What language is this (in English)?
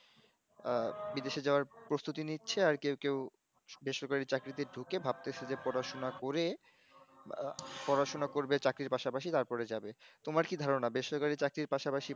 Bangla